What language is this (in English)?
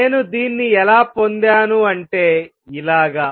Telugu